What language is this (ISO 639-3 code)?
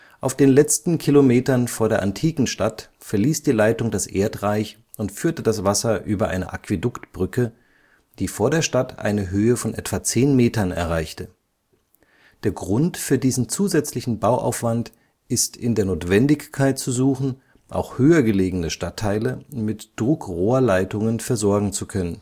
deu